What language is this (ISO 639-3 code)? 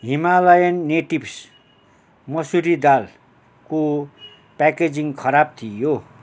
nep